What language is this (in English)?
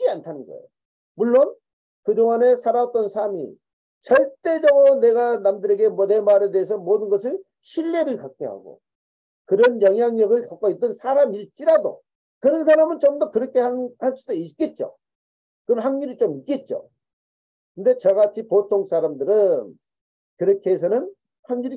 Korean